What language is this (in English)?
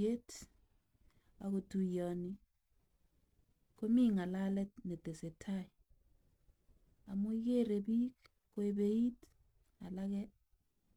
Kalenjin